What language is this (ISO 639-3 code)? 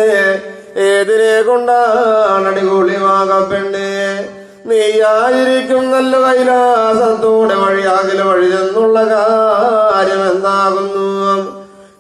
tur